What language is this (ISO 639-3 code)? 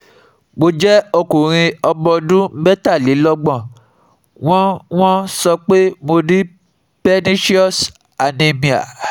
yor